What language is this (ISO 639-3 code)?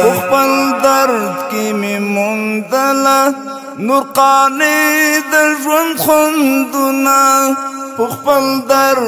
ara